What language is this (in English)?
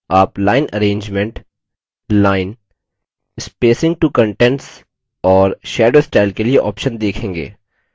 Hindi